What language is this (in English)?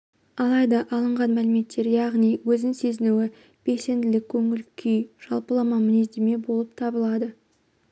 Kazakh